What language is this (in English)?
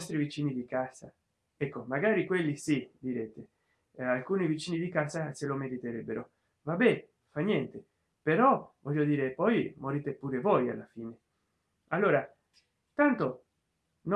Italian